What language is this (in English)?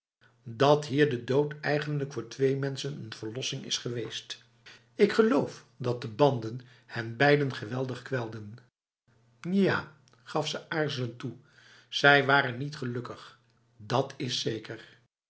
Dutch